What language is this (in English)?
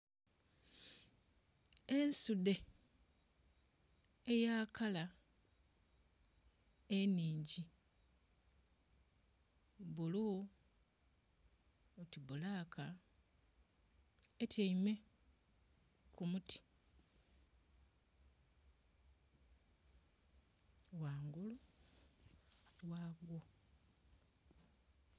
Soga